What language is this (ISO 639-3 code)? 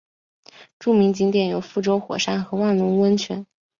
zho